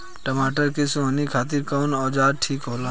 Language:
Bhojpuri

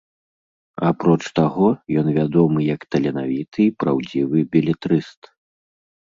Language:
Belarusian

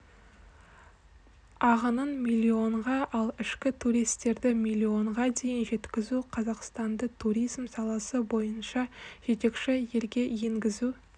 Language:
Kazakh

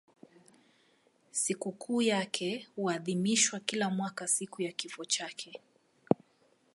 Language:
Swahili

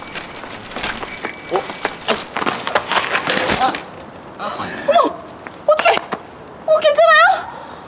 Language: Korean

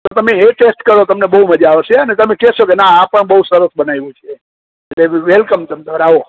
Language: Gujarati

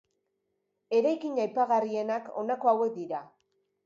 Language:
Basque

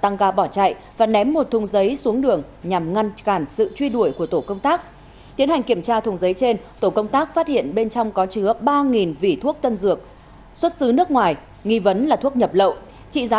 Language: Vietnamese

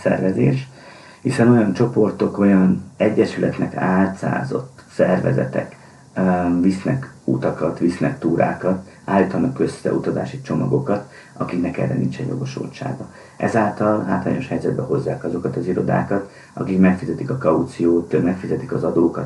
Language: Hungarian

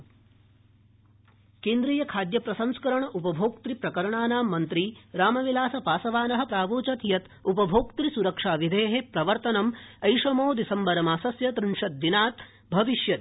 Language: Sanskrit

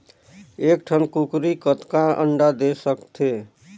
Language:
Chhattisgarhi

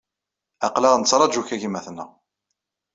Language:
Kabyle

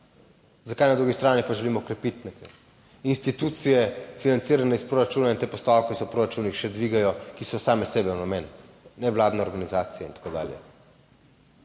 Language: Slovenian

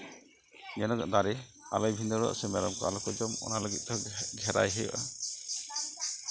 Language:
Santali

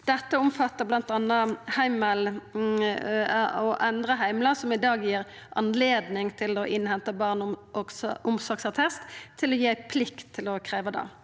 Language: Norwegian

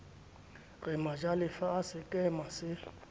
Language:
Southern Sotho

